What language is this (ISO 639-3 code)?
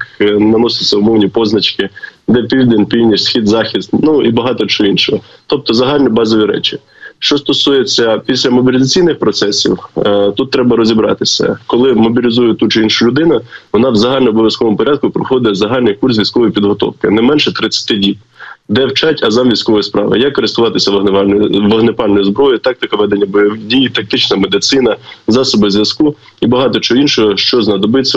ukr